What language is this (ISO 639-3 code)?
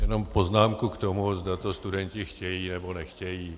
ces